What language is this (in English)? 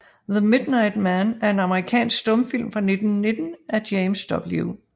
Danish